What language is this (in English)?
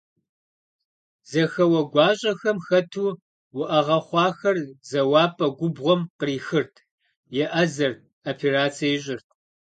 Kabardian